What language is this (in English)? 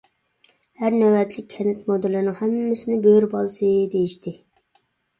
Uyghur